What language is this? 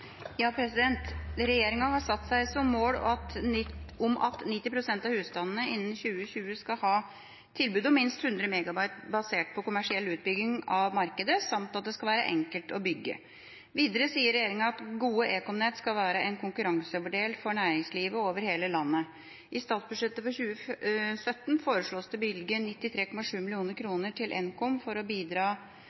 Norwegian Bokmål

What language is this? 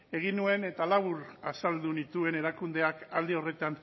Basque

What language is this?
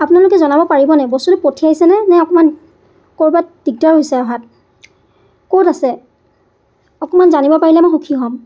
Assamese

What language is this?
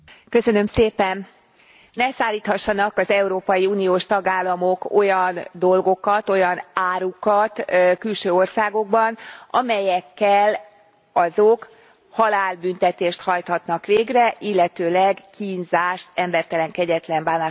Hungarian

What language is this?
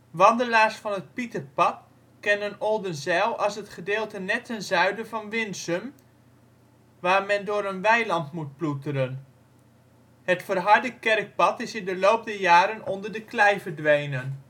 Dutch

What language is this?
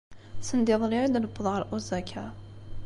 Kabyle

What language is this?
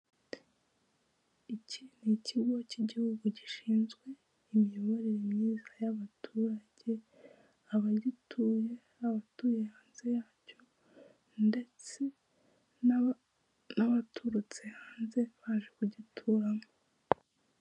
Kinyarwanda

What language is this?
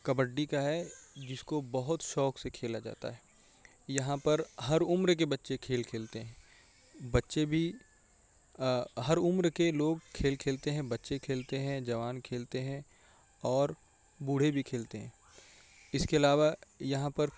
Urdu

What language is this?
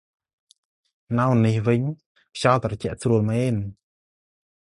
Khmer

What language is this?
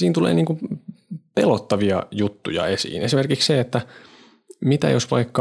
Finnish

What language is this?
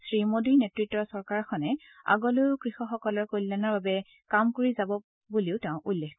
Assamese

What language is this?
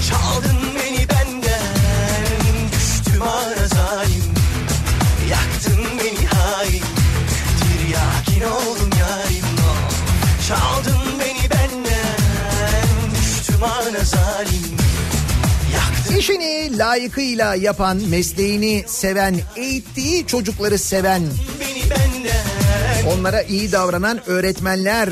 Turkish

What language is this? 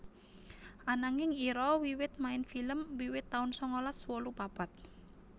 Javanese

